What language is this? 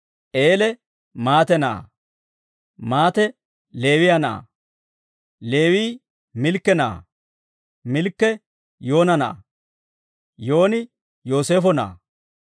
Dawro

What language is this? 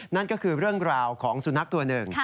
Thai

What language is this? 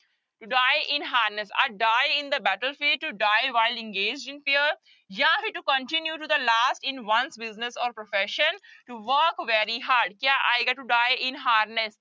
Punjabi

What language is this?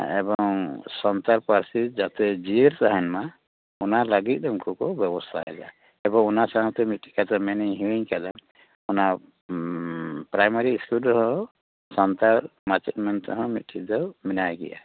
Santali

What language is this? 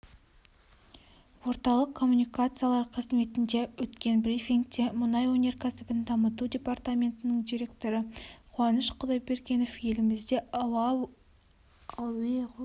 Kazakh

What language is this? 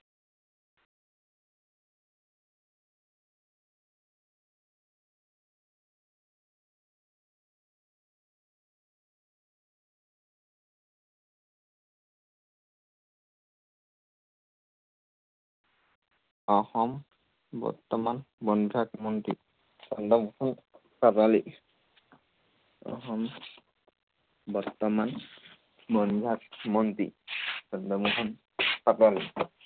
Assamese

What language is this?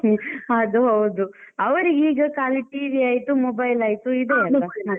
Kannada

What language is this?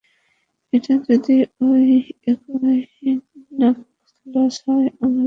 Bangla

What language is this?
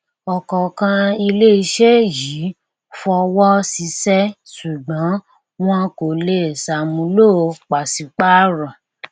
Yoruba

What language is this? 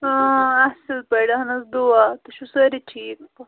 Kashmiri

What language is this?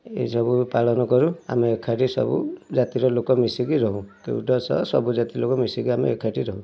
Odia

